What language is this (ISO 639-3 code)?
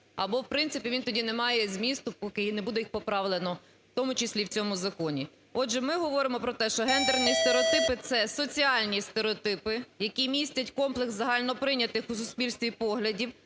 ukr